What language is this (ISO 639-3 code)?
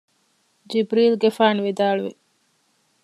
div